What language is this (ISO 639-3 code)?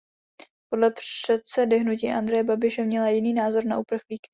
ces